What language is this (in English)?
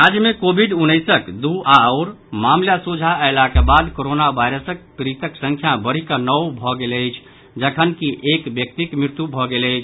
Maithili